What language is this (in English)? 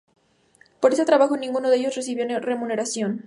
Spanish